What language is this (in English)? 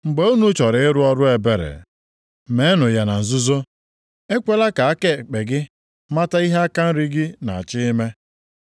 Igbo